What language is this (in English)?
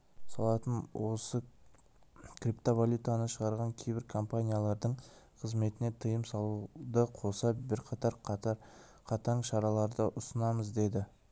Kazakh